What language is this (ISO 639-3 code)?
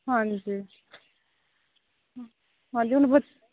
pan